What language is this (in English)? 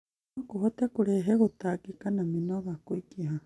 Kikuyu